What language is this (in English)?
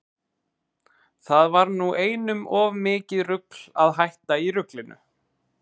Icelandic